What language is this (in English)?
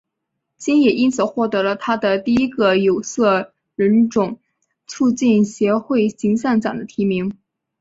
Chinese